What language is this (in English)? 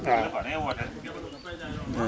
Wolof